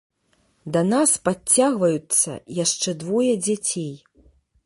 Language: Belarusian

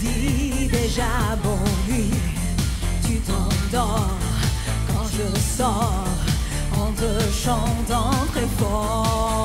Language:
French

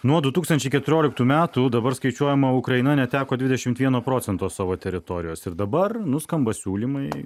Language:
Lithuanian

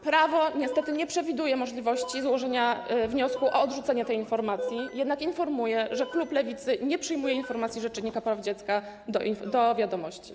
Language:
Polish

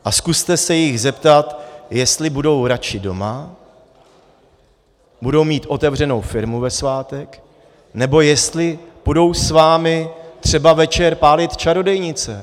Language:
Czech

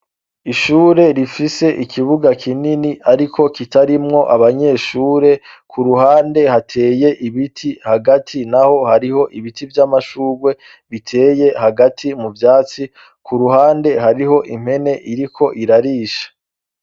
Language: Rundi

